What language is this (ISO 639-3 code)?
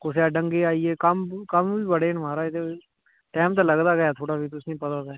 doi